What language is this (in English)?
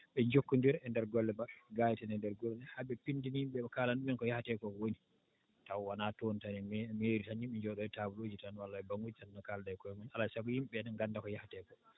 Fula